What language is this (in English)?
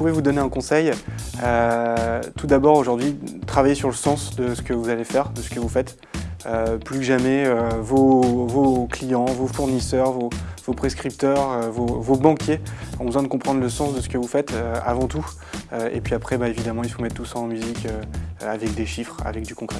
French